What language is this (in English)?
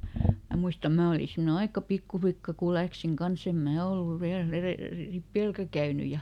Finnish